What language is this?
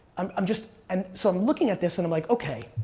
English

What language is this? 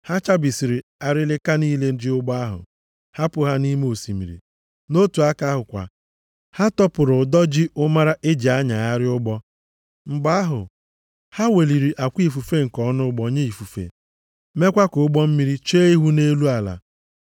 Igbo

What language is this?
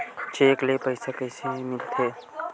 Chhattisgarhi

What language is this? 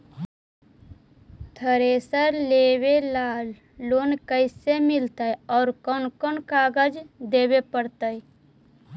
Magahi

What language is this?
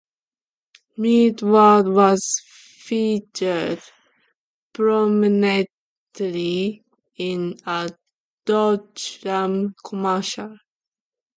English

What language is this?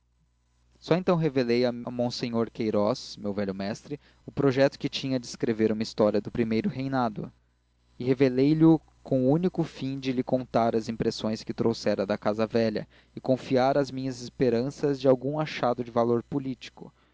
Portuguese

